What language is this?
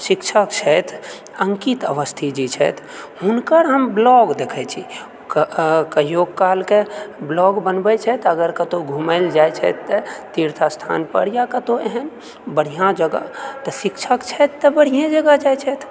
Maithili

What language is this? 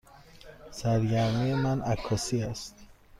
Persian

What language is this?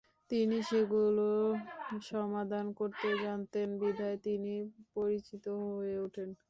Bangla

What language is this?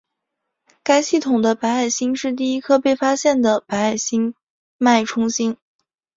Chinese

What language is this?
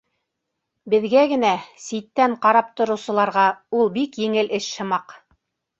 Bashkir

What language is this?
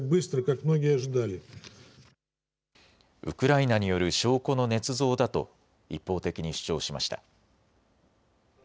Japanese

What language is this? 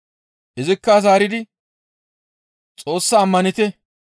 Gamo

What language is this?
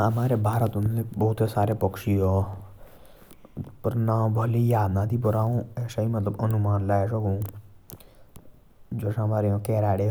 Jaunsari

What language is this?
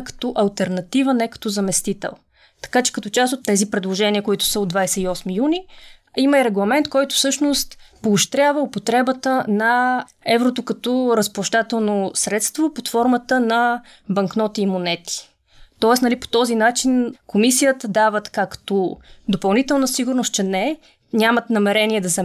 Bulgarian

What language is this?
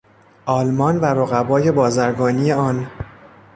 Persian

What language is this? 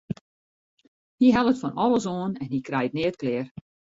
Western Frisian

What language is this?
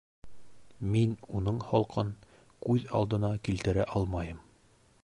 Bashkir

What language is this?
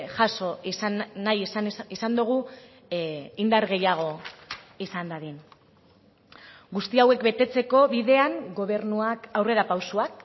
Basque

